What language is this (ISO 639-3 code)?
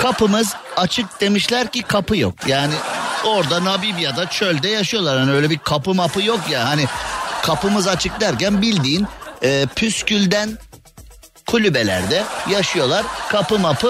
tur